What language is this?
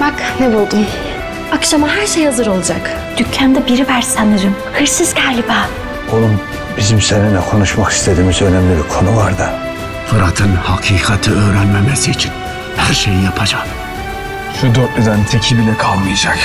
Turkish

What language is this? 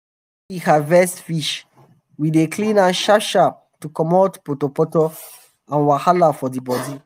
Nigerian Pidgin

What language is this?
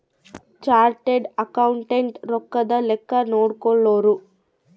Kannada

